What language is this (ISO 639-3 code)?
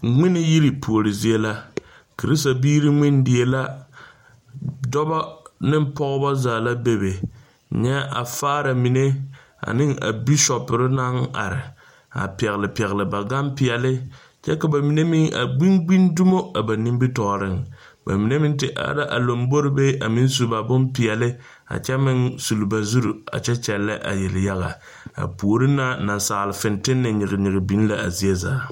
dga